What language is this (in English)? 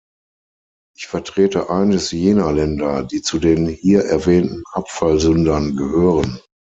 German